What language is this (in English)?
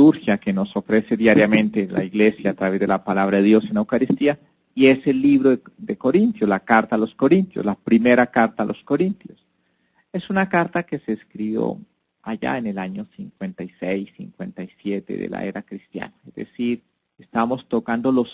Spanish